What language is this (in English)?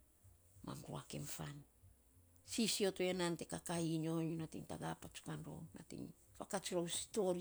Saposa